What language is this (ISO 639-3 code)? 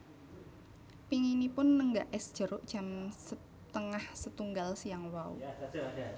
jav